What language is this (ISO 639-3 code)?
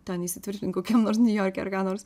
lit